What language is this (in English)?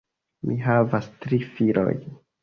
Esperanto